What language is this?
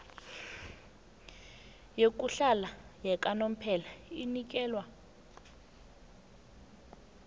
South Ndebele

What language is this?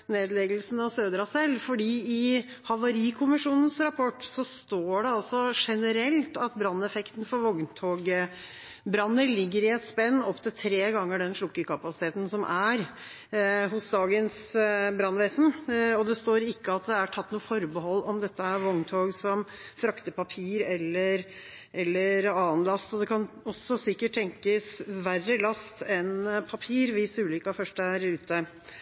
Norwegian Bokmål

